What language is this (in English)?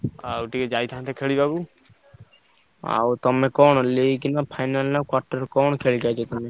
Odia